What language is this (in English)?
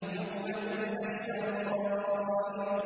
Arabic